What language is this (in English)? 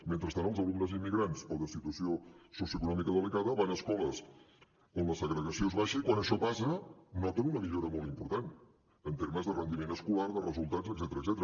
Catalan